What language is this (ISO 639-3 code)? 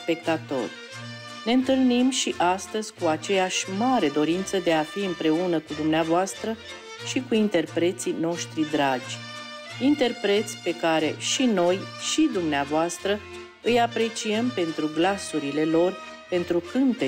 ron